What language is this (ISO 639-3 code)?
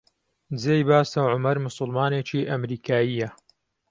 ckb